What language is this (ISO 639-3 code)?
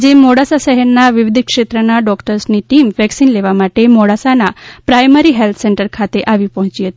guj